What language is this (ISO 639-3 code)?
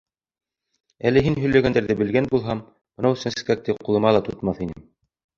bak